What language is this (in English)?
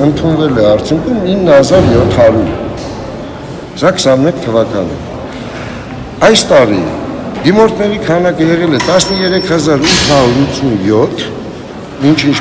Romanian